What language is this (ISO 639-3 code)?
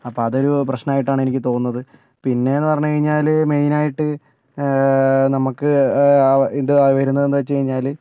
mal